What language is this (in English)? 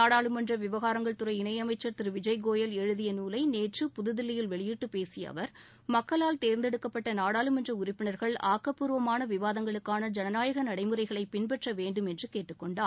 Tamil